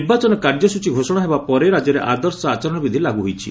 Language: Odia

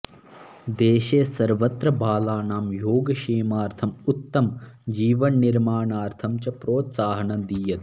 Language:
Sanskrit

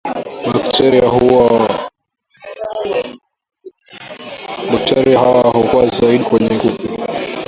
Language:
Swahili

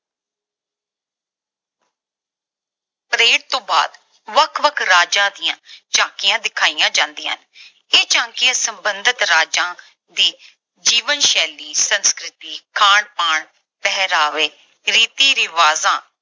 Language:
Punjabi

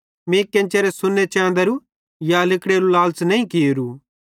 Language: Bhadrawahi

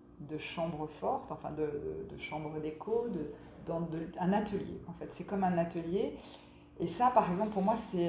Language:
French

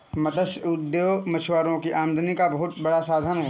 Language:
Hindi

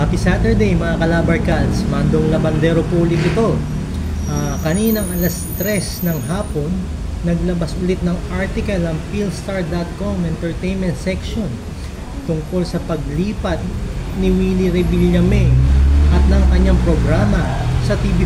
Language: Filipino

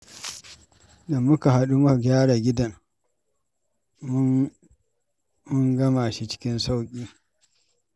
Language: Hausa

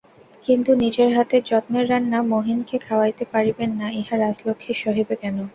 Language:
Bangla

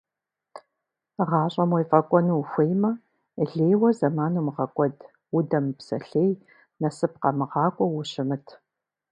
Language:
Kabardian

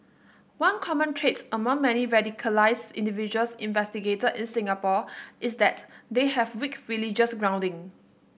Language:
English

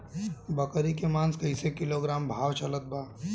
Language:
Bhojpuri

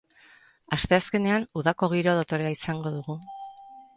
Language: Basque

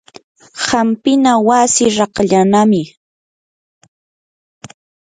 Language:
Yanahuanca Pasco Quechua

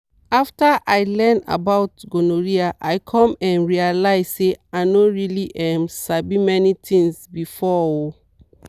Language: Nigerian Pidgin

